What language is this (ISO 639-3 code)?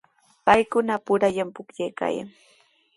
qws